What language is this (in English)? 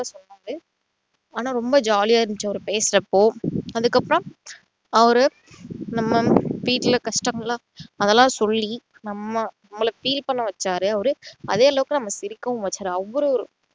Tamil